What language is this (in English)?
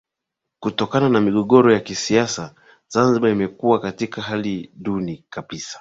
Swahili